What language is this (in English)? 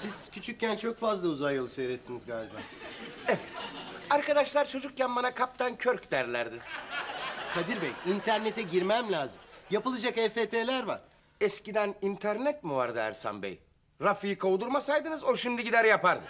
Turkish